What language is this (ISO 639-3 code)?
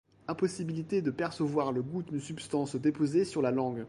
fra